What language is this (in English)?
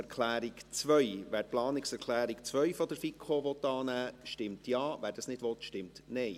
Swiss German